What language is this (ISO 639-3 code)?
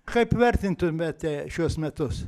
lit